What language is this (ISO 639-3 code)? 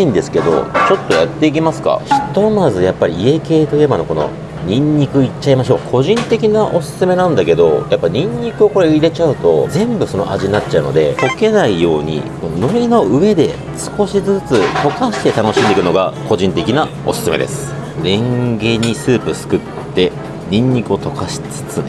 jpn